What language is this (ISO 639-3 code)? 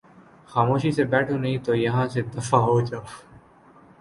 urd